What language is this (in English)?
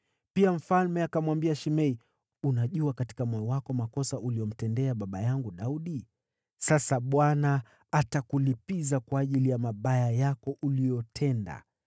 Swahili